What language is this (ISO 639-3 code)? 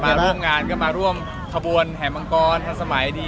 tha